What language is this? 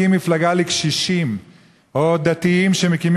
Hebrew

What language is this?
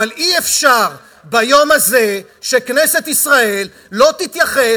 Hebrew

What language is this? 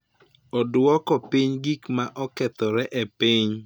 Luo (Kenya and Tanzania)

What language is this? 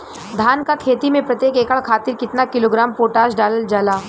Bhojpuri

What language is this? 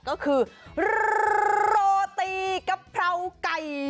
Thai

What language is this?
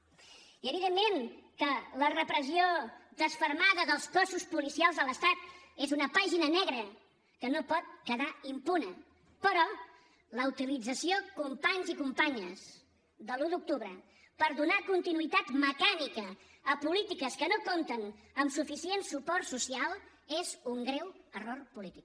Catalan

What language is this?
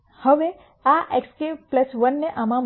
Gujarati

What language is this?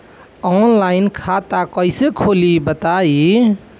Bhojpuri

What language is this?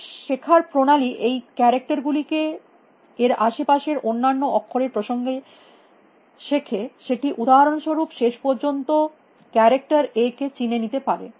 Bangla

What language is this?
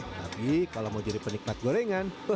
Indonesian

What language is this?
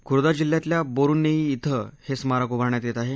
Marathi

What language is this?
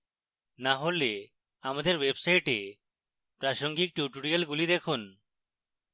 Bangla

